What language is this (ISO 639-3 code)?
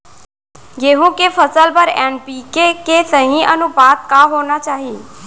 hne